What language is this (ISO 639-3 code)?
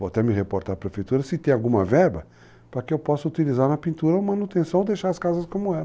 por